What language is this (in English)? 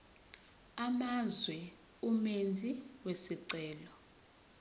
Zulu